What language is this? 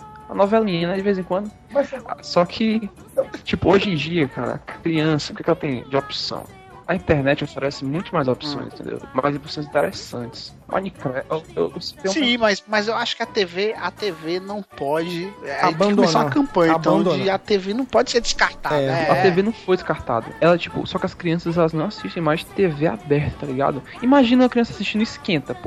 Portuguese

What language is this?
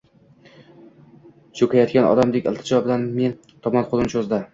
Uzbek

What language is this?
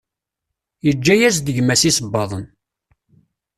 Kabyle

